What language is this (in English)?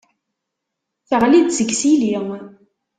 Kabyle